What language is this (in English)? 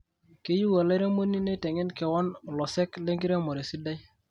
Masai